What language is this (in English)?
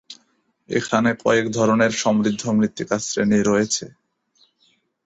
Bangla